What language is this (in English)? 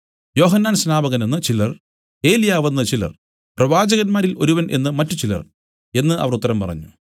Malayalam